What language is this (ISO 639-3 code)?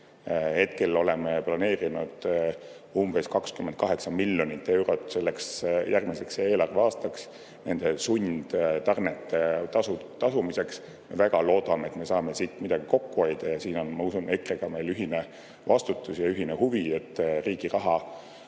est